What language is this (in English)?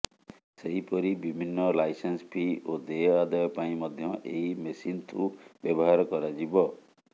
Odia